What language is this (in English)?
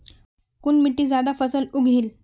Magahi